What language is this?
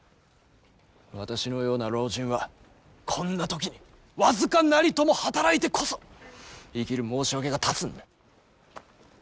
Japanese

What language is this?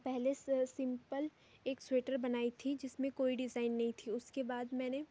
Hindi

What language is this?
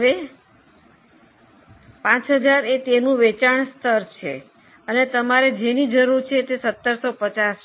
Gujarati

